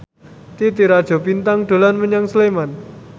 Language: Javanese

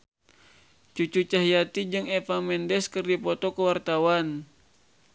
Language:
Sundanese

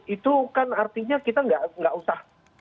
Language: Indonesian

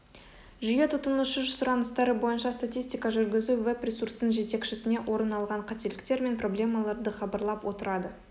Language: Kazakh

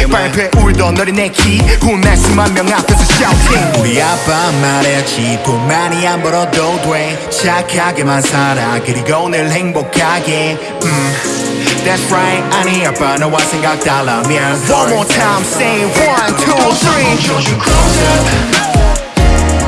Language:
Korean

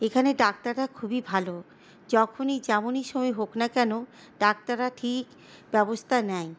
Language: Bangla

